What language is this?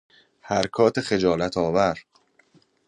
Persian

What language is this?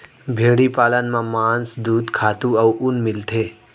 Chhattisgarhi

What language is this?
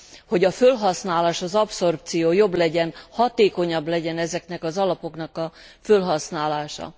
Hungarian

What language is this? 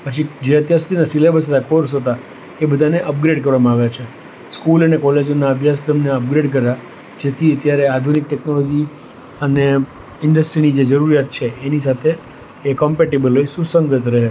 Gujarati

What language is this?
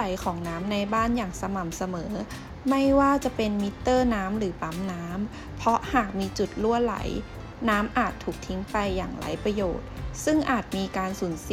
Thai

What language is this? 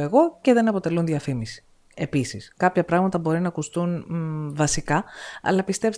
Greek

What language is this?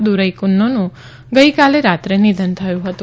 Gujarati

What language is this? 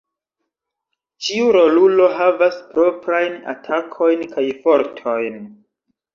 Esperanto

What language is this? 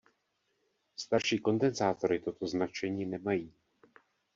Czech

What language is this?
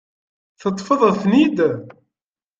Kabyle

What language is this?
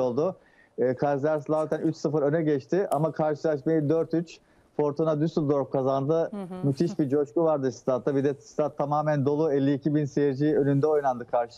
Turkish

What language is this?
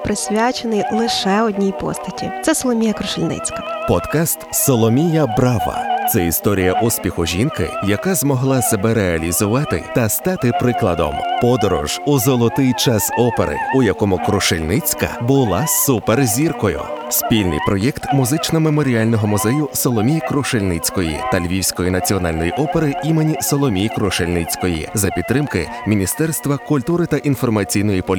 Ukrainian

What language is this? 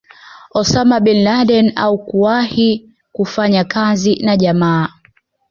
Swahili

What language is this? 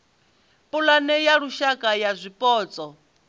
Venda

